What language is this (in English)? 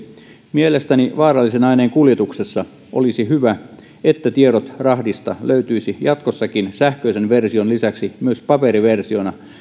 Finnish